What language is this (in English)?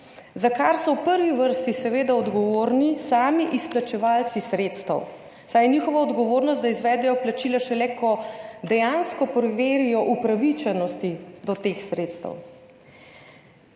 Slovenian